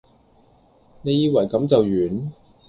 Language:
Cantonese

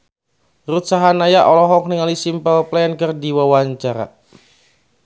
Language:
Sundanese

